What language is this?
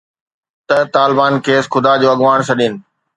Sindhi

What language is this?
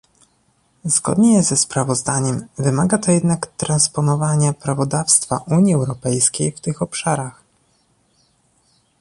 Polish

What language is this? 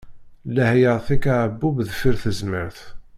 Kabyle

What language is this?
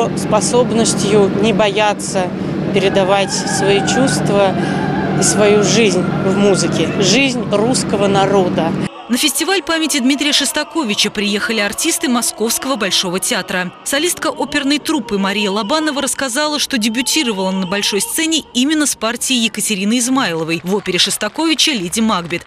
Russian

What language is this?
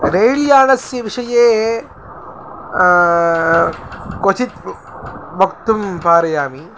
Sanskrit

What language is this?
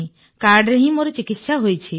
Odia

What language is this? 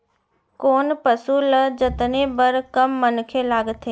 Chhattisgarhi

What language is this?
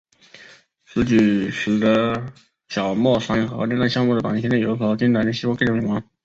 Chinese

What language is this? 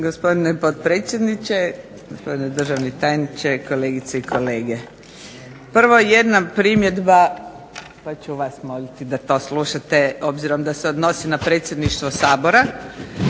Croatian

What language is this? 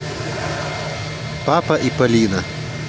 Russian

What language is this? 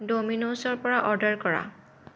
Assamese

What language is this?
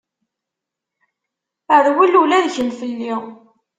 Kabyle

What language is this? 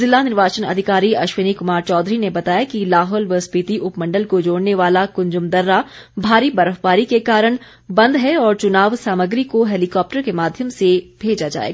Hindi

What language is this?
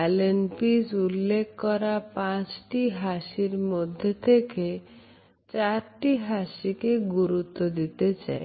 Bangla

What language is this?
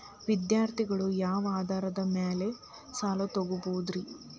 Kannada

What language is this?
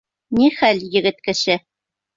Bashkir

